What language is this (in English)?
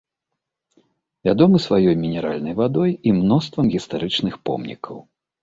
Belarusian